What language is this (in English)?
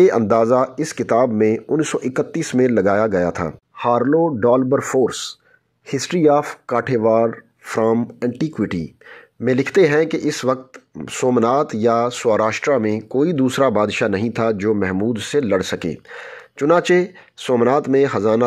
Hindi